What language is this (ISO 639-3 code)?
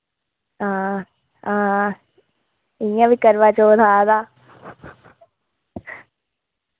doi